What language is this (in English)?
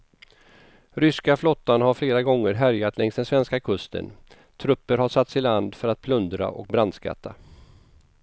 Swedish